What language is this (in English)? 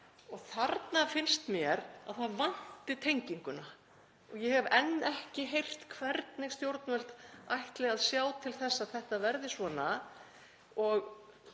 Icelandic